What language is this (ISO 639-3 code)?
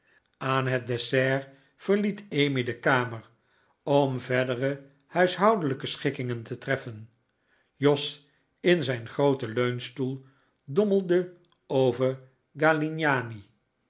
nld